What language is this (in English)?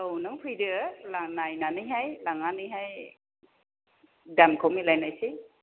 Bodo